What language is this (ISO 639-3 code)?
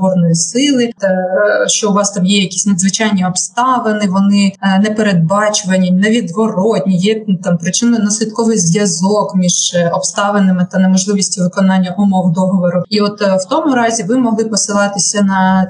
ukr